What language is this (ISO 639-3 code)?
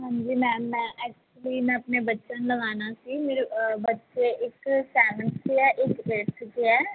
pan